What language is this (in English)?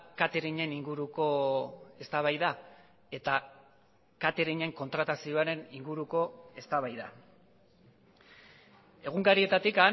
Basque